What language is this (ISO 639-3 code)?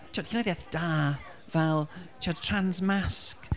cym